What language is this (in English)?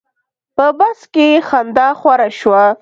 Pashto